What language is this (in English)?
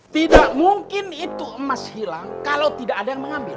Indonesian